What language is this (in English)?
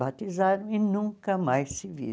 Portuguese